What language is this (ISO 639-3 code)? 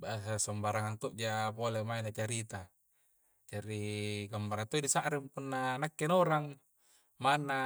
kjc